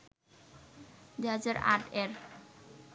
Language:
Bangla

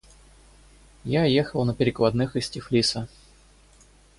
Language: Russian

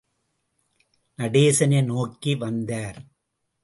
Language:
Tamil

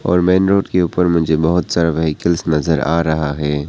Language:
Hindi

